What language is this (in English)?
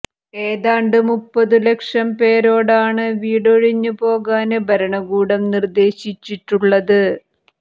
Malayalam